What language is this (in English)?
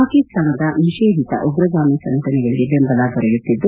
Kannada